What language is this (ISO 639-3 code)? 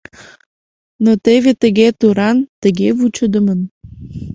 chm